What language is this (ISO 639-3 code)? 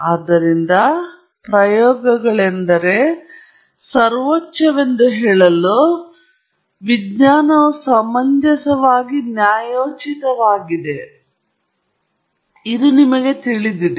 kan